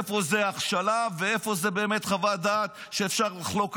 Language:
Hebrew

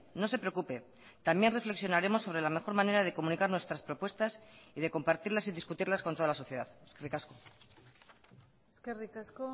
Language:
Spanish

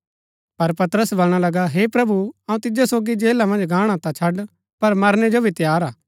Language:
Gaddi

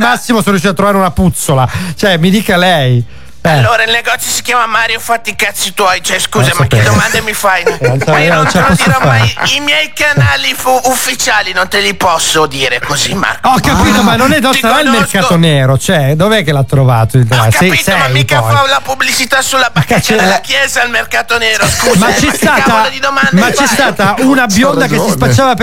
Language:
Italian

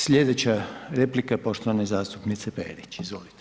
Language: Croatian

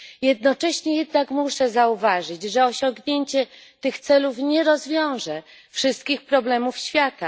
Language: Polish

